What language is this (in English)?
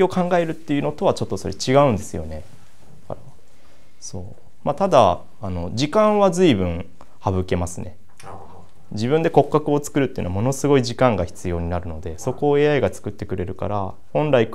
Japanese